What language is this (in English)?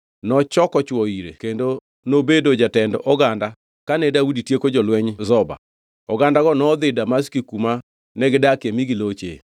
Luo (Kenya and Tanzania)